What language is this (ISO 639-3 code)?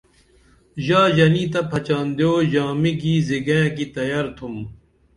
dml